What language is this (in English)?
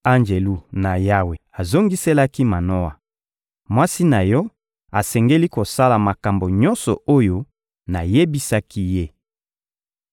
Lingala